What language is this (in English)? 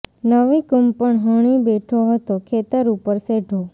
Gujarati